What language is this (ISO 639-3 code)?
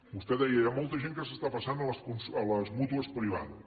cat